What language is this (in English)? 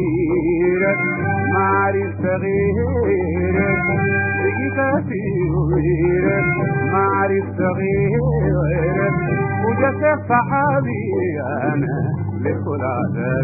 Arabic